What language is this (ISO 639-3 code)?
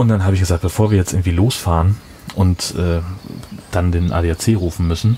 deu